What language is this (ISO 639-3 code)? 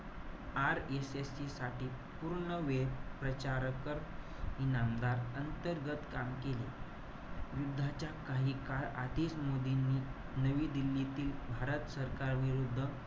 mar